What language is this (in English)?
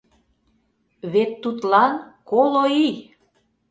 Mari